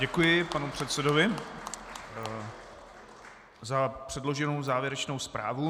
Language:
Czech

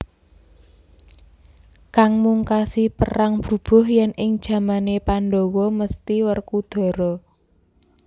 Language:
Javanese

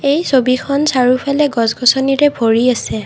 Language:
Assamese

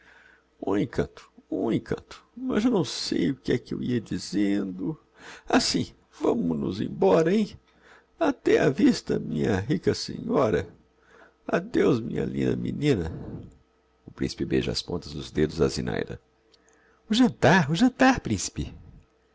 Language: Portuguese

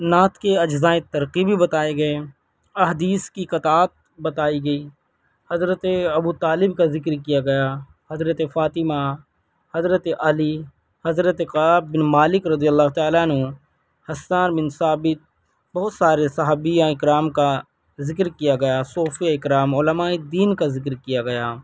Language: Urdu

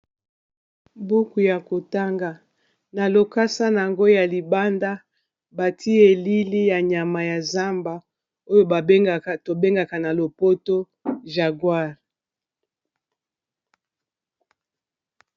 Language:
Lingala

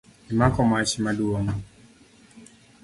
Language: Luo (Kenya and Tanzania)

